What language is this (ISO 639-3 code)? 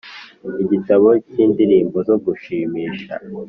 kin